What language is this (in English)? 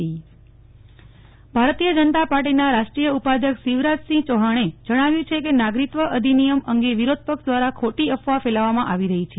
Gujarati